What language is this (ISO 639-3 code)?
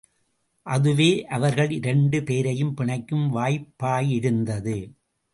tam